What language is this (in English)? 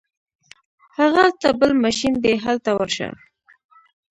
Pashto